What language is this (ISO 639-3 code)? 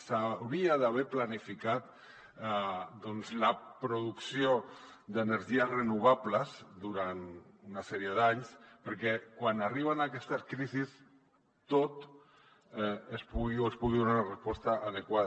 cat